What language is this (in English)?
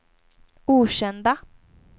Swedish